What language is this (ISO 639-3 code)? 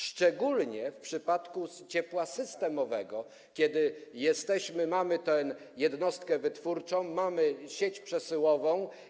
pol